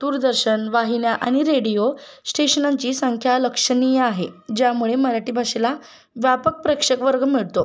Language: Marathi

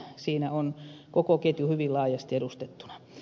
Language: Finnish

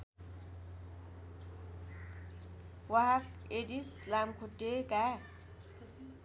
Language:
Nepali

